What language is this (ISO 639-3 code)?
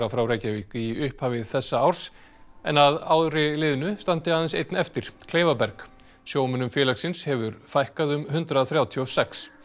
isl